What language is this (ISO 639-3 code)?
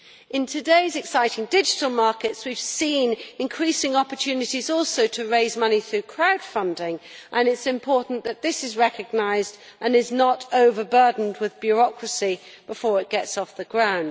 eng